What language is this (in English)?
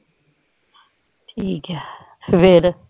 Punjabi